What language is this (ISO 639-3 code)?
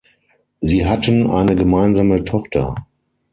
deu